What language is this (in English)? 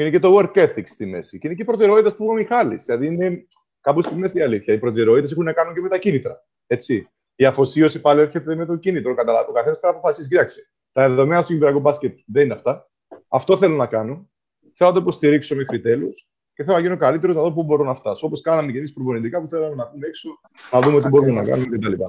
Greek